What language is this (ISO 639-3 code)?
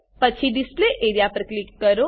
guj